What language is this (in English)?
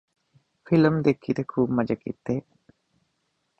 Punjabi